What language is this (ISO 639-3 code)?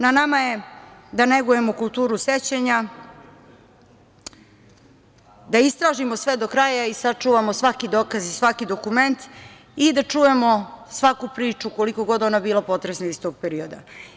srp